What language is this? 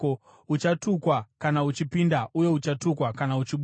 Shona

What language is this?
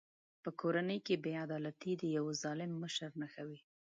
Pashto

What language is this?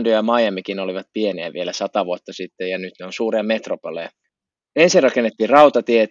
Finnish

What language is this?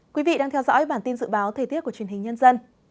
Vietnamese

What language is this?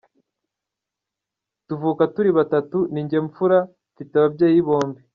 Kinyarwanda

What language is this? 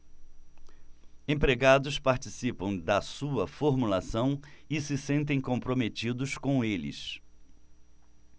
Portuguese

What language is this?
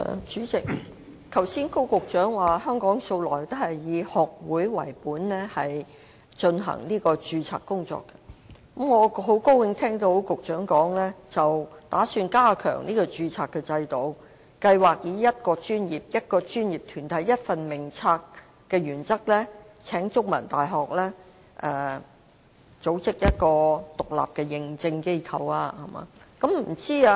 Cantonese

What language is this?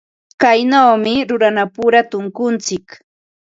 Ambo-Pasco Quechua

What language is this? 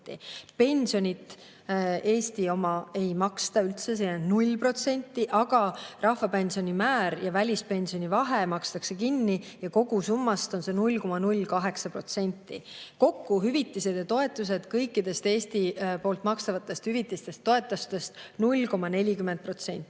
Estonian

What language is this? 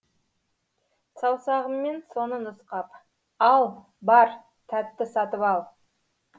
Kazakh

